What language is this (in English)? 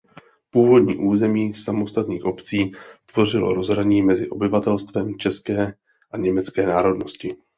Czech